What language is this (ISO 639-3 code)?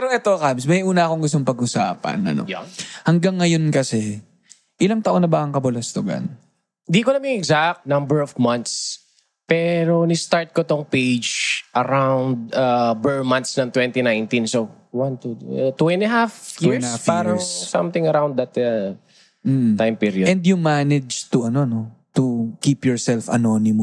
fil